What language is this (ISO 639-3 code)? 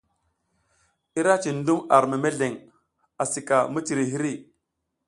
giz